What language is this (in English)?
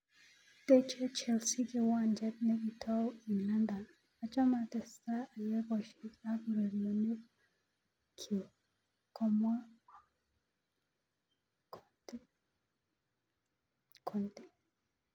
Kalenjin